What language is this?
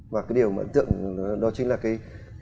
Vietnamese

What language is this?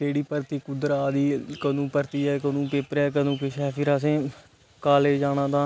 Dogri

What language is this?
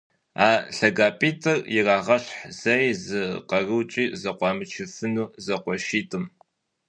Kabardian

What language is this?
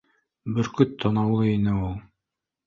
Bashkir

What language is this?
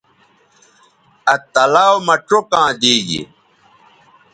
Bateri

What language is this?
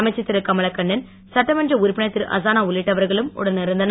Tamil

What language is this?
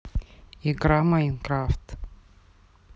Russian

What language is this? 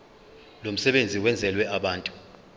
Zulu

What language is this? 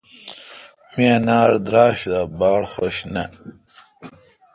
Kalkoti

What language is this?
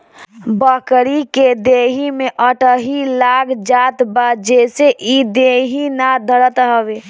Bhojpuri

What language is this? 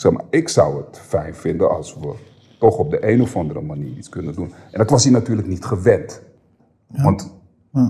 Dutch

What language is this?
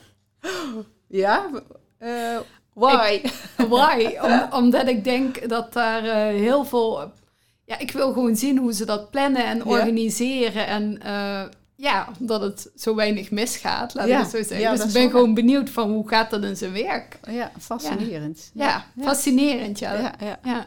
Dutch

